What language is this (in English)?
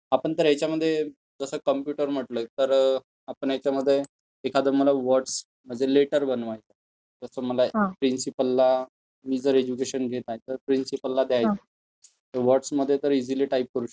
Marathi